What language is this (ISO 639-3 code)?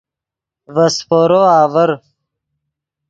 ydg